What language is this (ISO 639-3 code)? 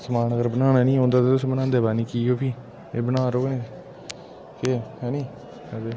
doi